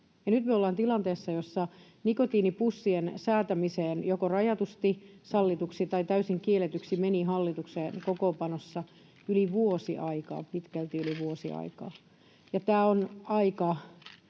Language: Finnish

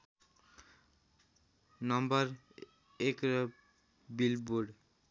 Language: Nepali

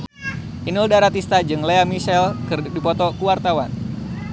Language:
Sundanese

